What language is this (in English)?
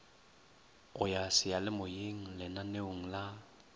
Northern Sotho